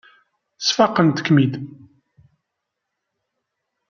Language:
Kabyle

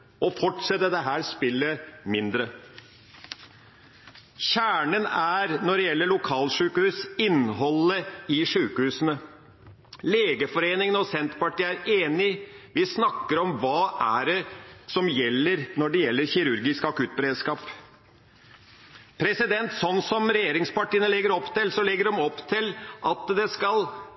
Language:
Norwegian Bokmål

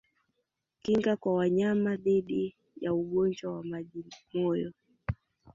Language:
Swahili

